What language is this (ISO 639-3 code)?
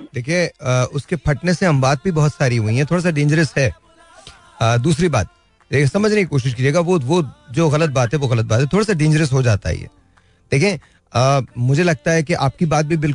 hin